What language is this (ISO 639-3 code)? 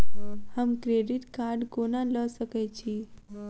mai